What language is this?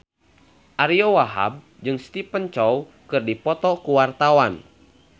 Sundanese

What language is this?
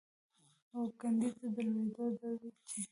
Pashto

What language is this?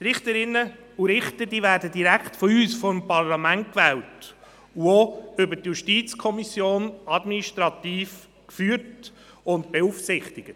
Swiss German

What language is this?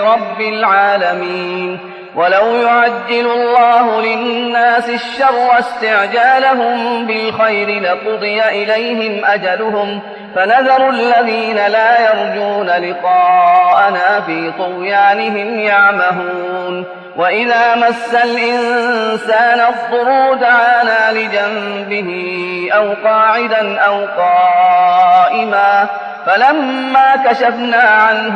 Arabic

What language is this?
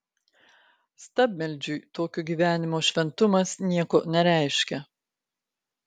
Lithuanian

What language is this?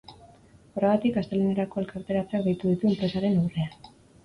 Basque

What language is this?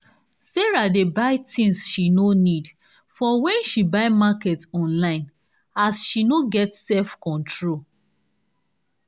Nigerian Pidgin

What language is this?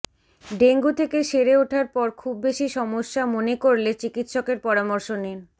Bangla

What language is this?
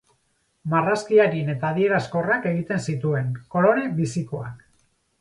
Basque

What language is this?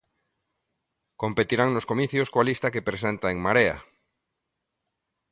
Galician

